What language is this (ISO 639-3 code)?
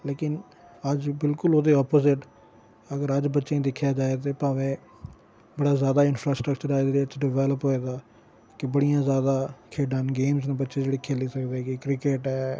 doi